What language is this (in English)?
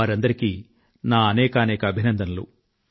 Telugu